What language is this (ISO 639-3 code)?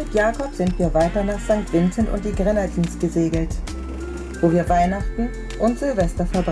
deu